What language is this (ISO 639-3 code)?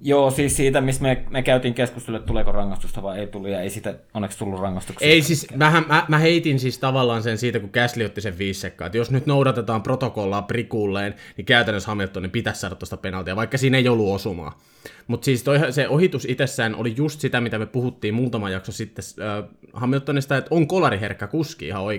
fin